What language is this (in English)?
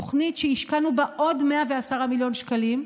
Hebrew